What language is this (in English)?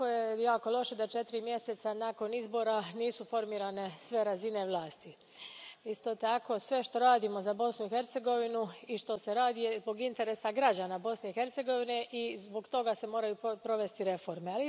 Croatian